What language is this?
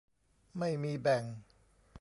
Thai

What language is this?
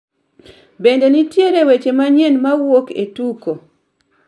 Luo (Kenya and Tanzania)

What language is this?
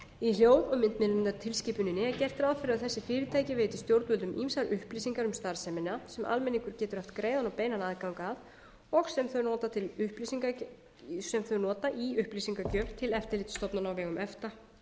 Icelandic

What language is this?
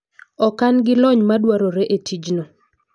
Luo (Kenya and Tanzania)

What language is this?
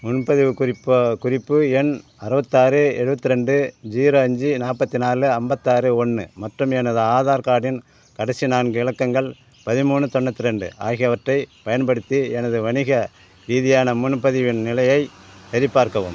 Tamil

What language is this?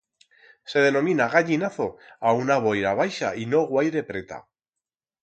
Aragonese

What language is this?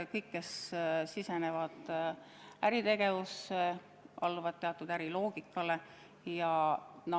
Estonian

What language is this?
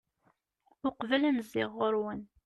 Kabyle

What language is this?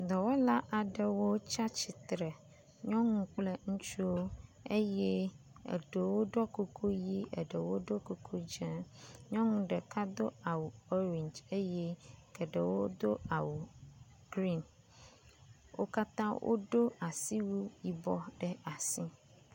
Ewe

